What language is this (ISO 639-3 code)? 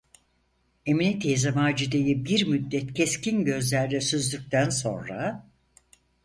tur